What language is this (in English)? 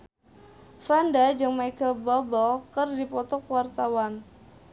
Sundanese